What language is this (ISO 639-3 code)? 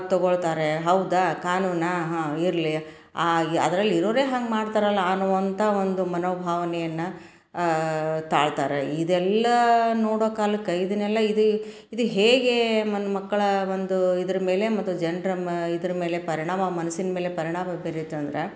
kan